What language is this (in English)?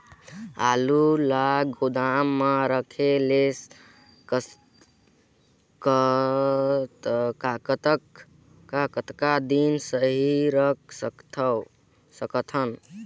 Chhattisgarhi